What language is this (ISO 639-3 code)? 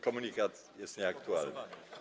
pol